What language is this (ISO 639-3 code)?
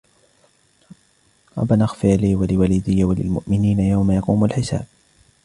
ara